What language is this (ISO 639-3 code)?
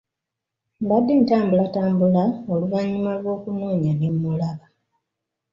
lug